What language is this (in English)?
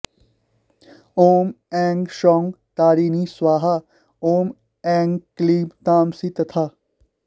Sanskrit